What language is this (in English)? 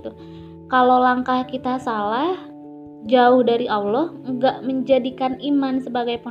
Indonesian